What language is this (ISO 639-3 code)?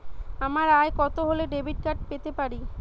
ben